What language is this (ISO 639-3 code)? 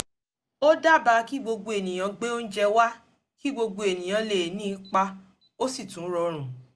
yor